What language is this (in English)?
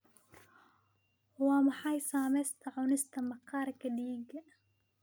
Somali